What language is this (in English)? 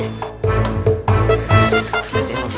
Indonesian